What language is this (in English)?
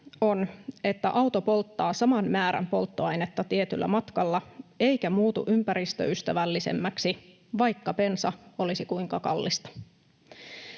Finnish